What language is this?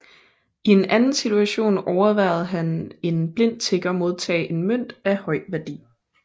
Danish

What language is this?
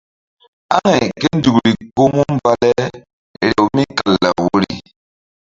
Mbum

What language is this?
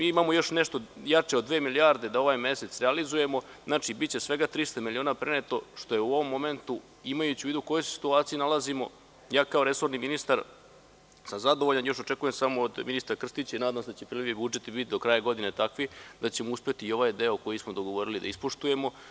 Serbian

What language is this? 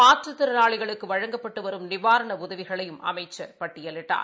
Tamil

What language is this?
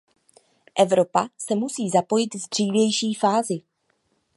Czech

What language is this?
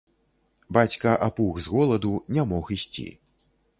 Belarusian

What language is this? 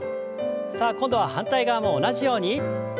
Japanese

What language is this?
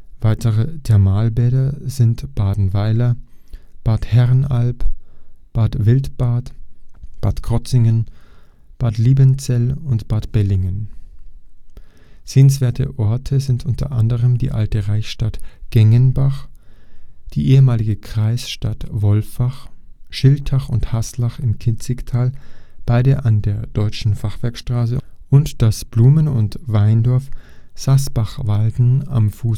German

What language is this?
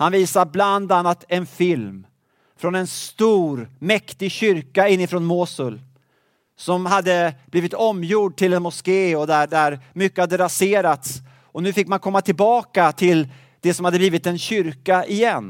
Swedish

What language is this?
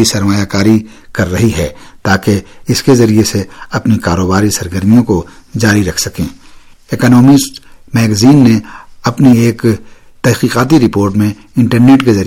Urdu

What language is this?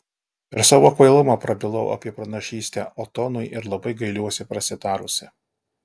Lithuanian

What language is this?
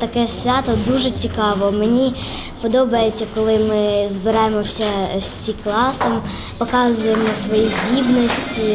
Ukrainian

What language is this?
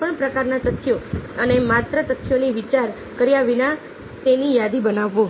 Gujarati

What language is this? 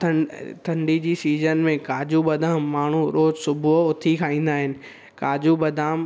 Sindhi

